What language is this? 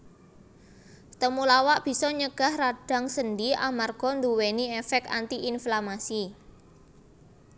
Javanese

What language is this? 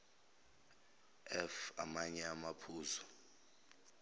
Zulu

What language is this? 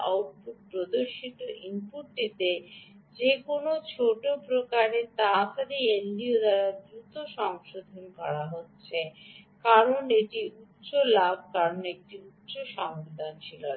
Bangla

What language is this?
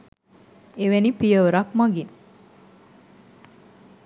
Sinhala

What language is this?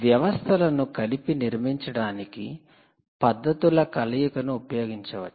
Telugu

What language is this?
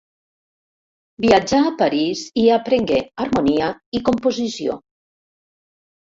Catalan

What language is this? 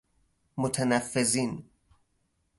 Persian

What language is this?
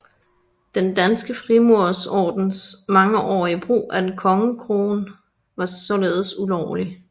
Danish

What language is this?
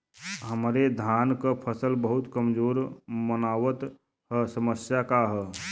Bhojpuri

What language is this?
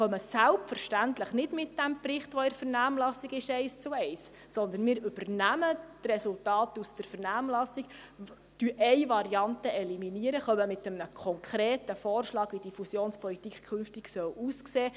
Swiss German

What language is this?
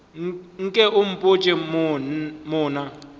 Northern Sotho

